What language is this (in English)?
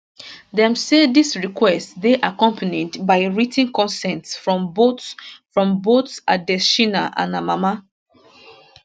Nigerian Pidgin